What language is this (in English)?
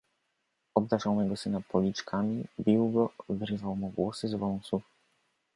Polish